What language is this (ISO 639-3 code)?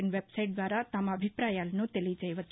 tel